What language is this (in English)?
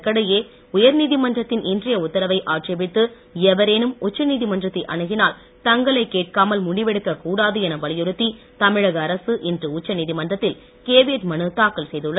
Tamil